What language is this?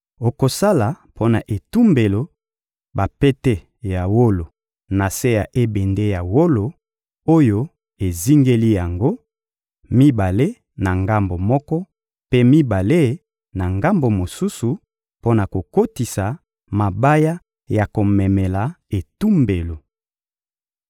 Lingala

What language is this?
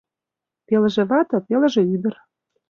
Mari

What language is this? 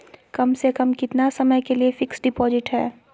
Magahi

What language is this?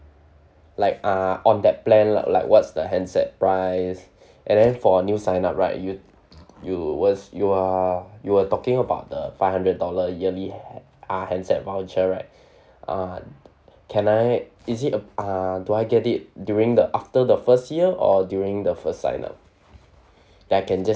English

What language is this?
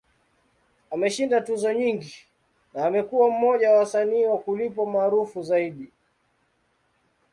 Swahili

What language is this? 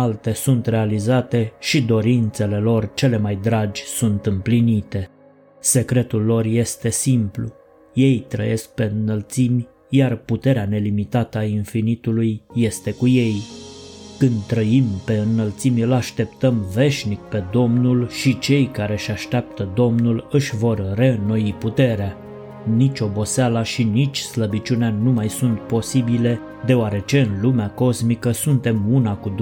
Romanian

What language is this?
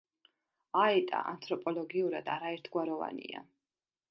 Georgian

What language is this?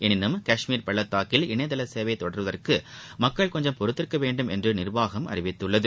Tamil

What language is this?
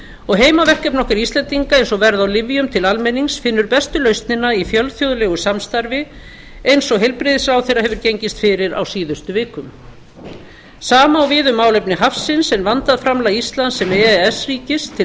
Icelandic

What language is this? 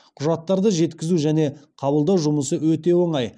Kazakh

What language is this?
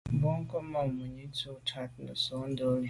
Medumba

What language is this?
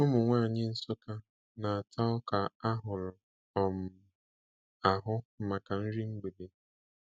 Igbo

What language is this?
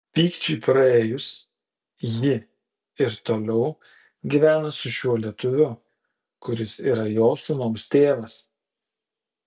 Lithuanian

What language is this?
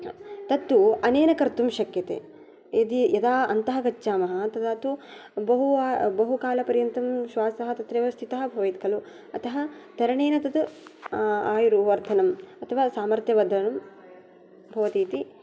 Sanskrit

